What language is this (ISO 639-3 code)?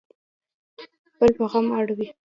pus